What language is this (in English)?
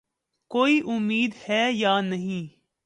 Urdu